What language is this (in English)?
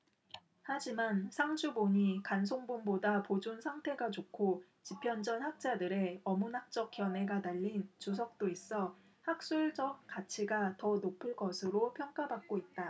Korean